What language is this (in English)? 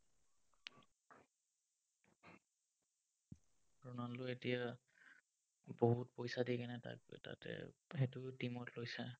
Assamese